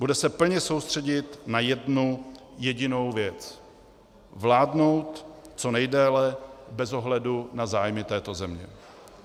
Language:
Czech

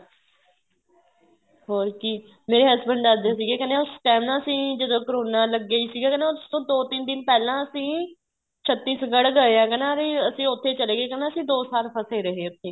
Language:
Punjabi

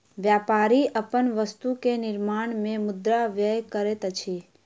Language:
Maithili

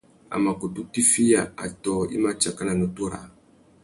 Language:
Tuki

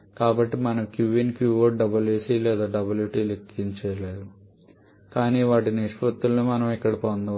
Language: Telugu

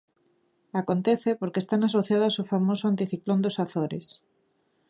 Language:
Galician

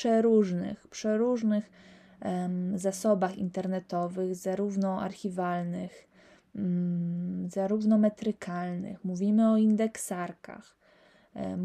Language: Polish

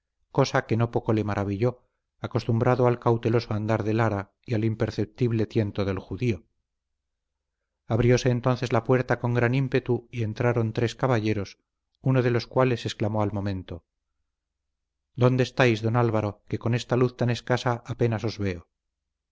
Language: Spanish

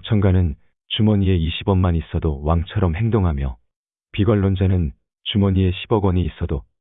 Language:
Korean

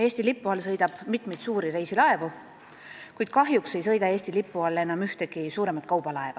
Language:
Estonian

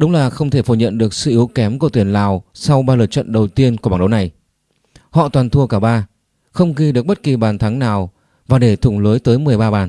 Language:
Vietnamese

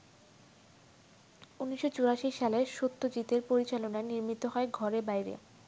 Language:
Bangla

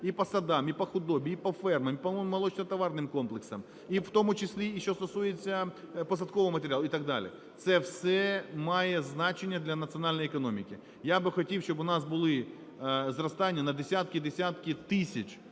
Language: Ukrainian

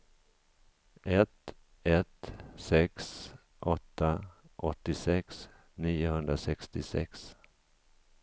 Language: Swedish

